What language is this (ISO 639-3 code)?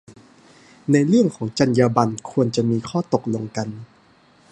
tha